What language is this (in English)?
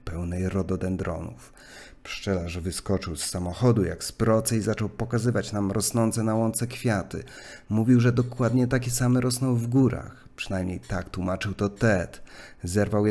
Polish